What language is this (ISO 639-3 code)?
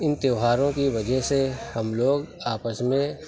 urd